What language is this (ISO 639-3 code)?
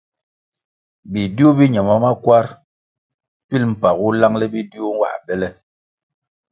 nmg